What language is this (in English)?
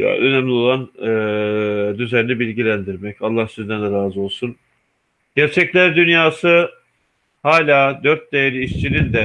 Turkish